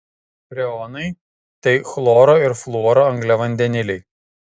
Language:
Lithuanian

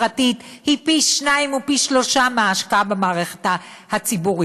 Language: Hebrew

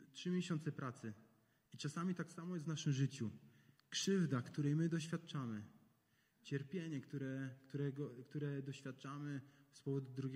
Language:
Polish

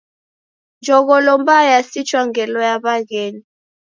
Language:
Taita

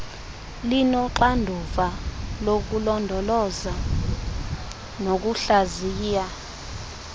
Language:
Xhosa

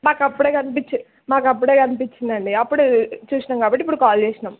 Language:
Telugu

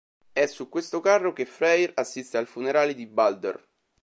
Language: Italian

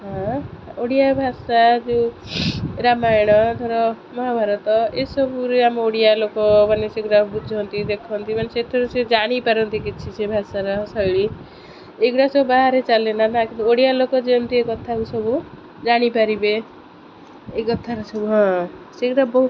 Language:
Odia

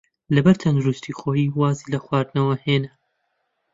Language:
Central Kurdish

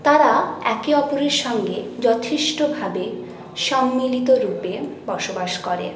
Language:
Bangla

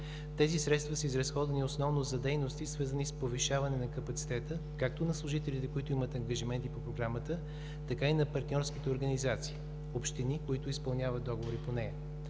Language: Bulgarian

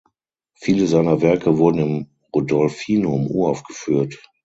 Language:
German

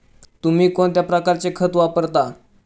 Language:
Marathi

